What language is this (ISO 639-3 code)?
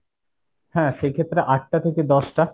ben